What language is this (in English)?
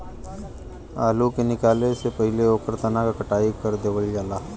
Bhojpuri